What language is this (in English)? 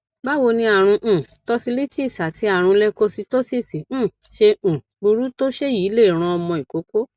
Yoruba